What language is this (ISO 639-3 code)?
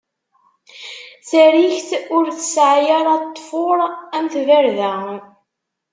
kab